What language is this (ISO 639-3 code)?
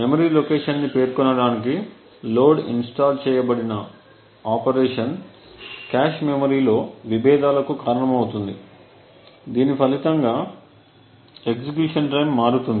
tel